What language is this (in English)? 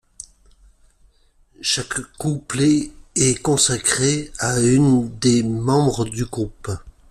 French